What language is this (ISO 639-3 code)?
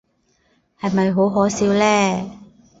yue